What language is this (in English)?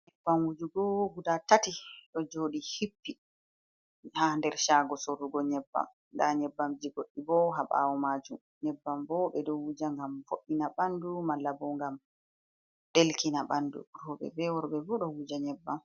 Fula